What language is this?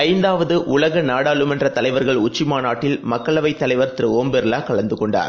Tamil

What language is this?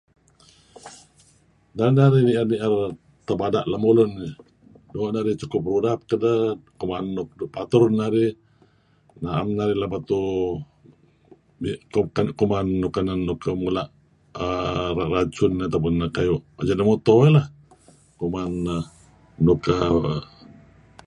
Kelabit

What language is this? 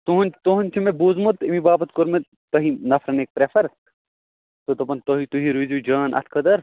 Kashmiri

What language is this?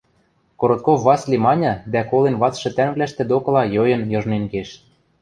Western Mari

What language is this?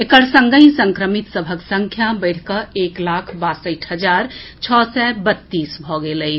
Maithili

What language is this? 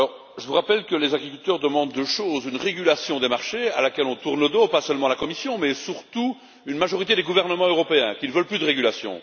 French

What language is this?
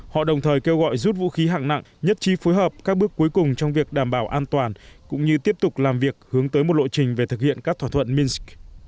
Vietnamese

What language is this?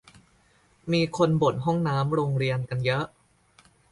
Thai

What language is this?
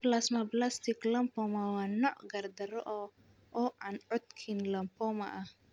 Somali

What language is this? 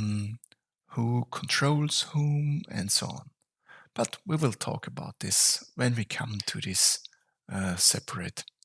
English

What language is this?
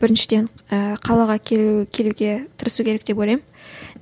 Kazakh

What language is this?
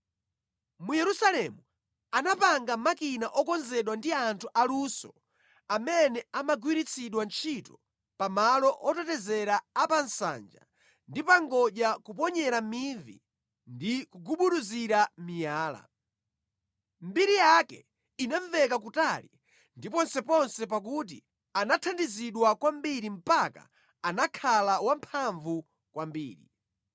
Nyanja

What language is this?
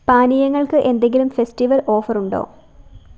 Malayalam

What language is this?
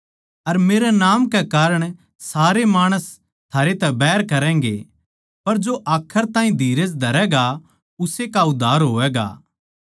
Haryanvi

